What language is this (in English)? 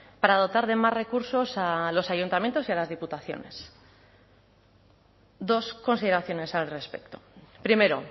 Spanish